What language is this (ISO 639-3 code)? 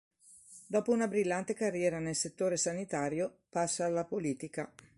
ita